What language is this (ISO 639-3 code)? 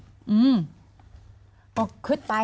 tha